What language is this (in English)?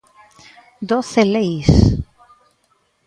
Galician